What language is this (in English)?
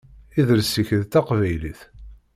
Kabyle